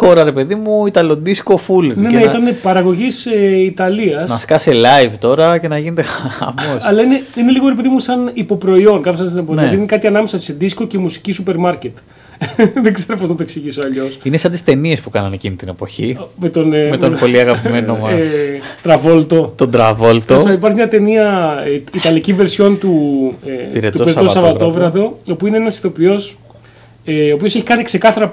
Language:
Greek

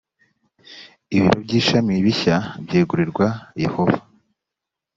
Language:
Kinyarwanda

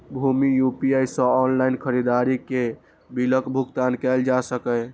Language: Maithili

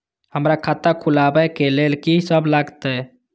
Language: Maithili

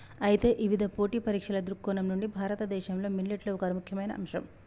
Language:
Telugu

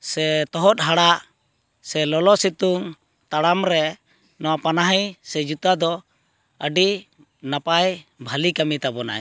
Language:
Santali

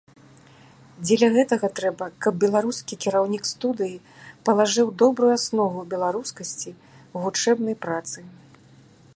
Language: Belarusian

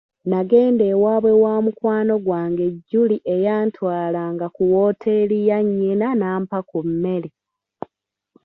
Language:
Ganda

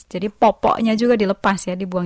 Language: Indonesian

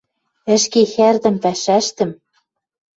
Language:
Western Mari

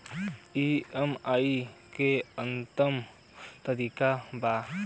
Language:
Bhojpuri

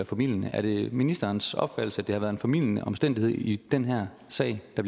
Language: Danish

